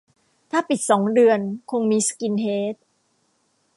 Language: Thai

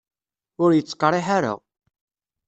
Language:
Kabyle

